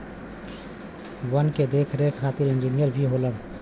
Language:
Bhojpuri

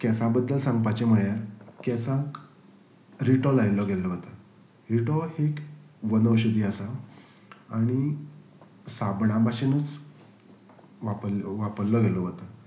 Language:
Konkani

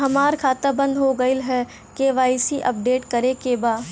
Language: Bhojpuri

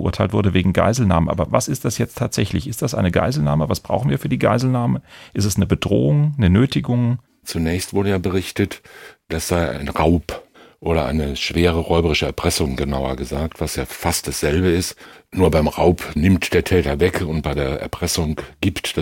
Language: German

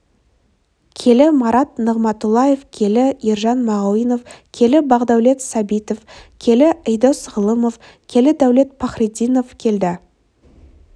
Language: Kazakh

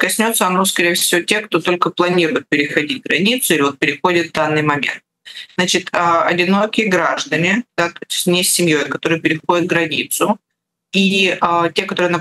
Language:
Russian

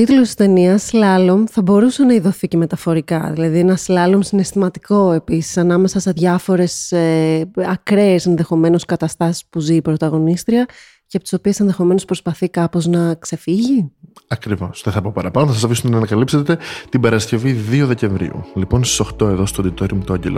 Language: Greek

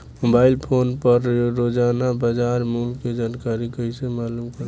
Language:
Bhojpuri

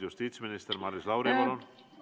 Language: Estonian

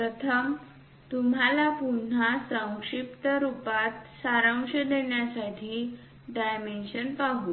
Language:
Marathi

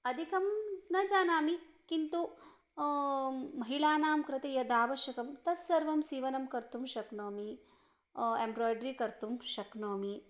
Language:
Sanskrit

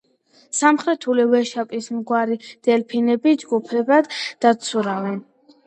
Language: Georgian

